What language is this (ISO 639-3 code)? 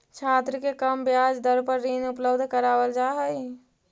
mag